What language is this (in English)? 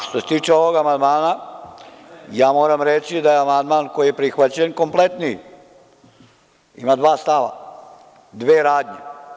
Serbian